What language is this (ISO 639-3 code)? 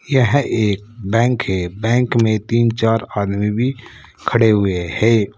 hin